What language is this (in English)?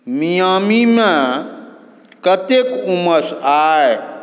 Maithili